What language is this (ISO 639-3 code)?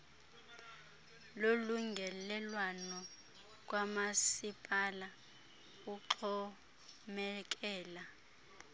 xho